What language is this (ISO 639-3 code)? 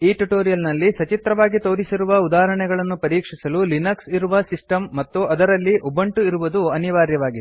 kan